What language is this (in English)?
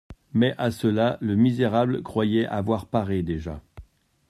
French